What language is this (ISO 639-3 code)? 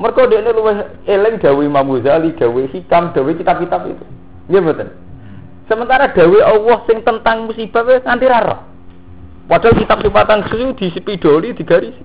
ind